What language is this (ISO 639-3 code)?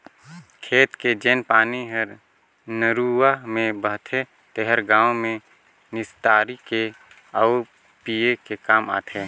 hne